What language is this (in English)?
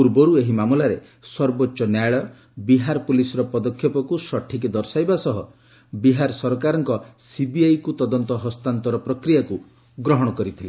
Odia